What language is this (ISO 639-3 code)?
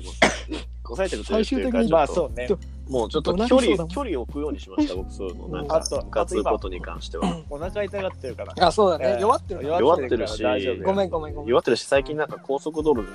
jpn